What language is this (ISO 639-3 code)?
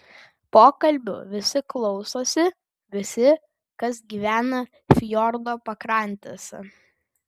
lit